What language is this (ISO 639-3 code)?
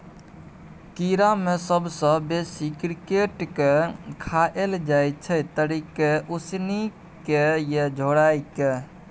mai